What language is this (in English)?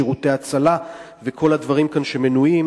Hebrew